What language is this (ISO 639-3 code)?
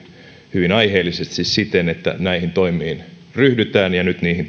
fin